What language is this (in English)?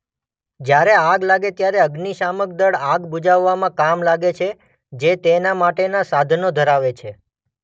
Gujarati